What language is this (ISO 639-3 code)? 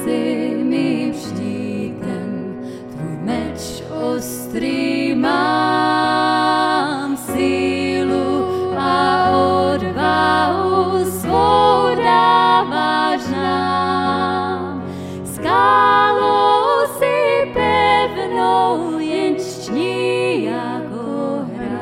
ces